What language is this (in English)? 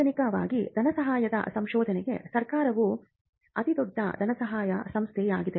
Kannada